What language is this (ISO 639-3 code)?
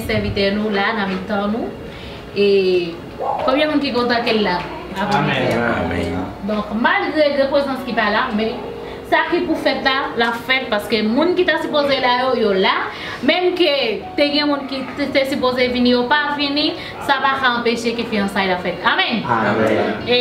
fra